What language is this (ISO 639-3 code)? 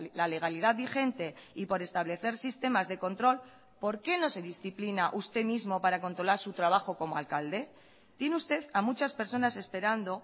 spa